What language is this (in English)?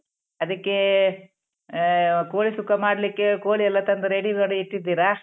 Kannada